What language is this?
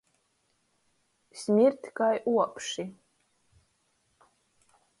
Latgalian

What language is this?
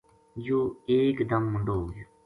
Gujari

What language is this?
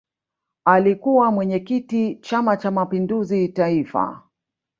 Swahili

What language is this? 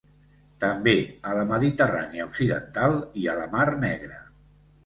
Catalan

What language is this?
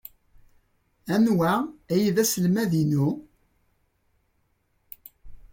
Kabyle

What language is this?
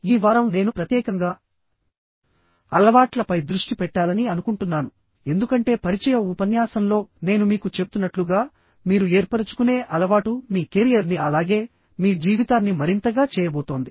Telugu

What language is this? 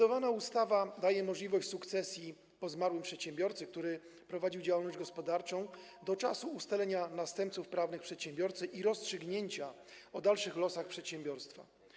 Polish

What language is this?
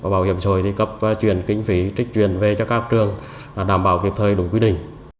Vietnamese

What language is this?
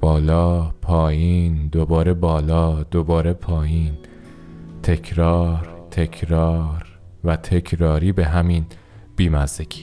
Persian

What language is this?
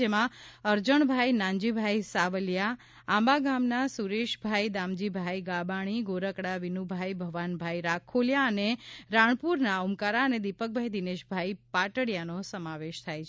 Gujarati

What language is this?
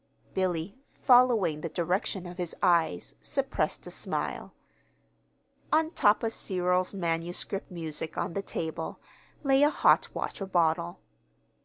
English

